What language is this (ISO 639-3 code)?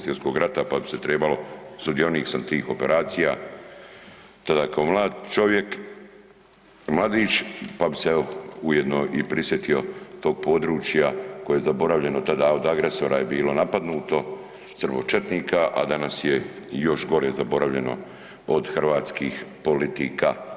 hrv